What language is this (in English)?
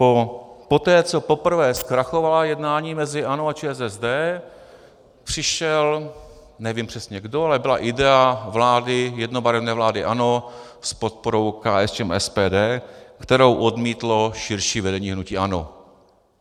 Czech